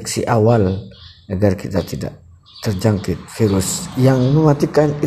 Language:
Indonesian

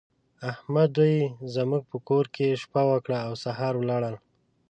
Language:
Pashto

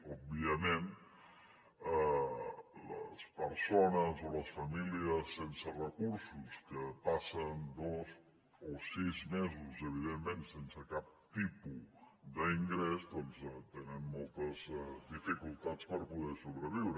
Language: Catalan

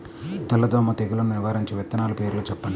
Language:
Telugu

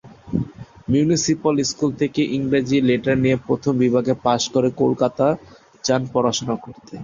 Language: Bangla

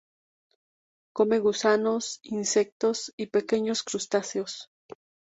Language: Spanish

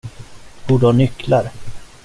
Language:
Swedish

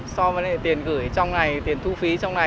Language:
Vietnamese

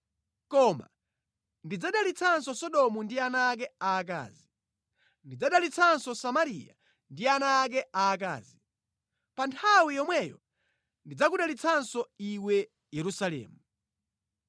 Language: Nyanja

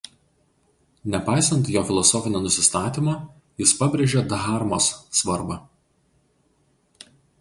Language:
Lithuanian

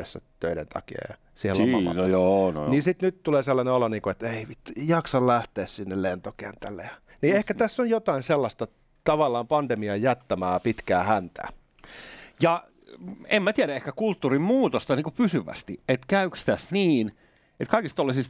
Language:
Finnish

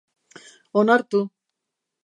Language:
Basque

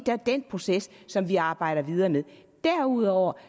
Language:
Danish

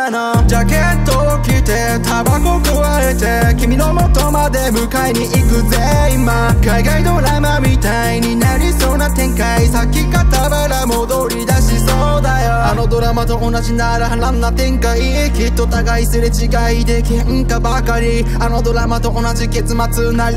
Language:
Japanese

